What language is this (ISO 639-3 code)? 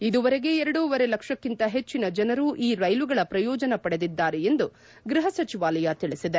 kan